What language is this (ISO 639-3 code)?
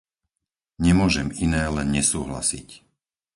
slk